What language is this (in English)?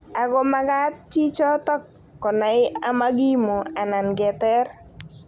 Kalenjin